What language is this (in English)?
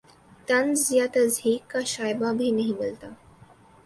Urdu